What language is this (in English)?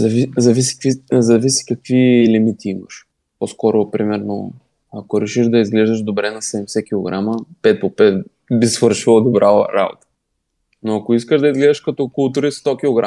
Bulgarian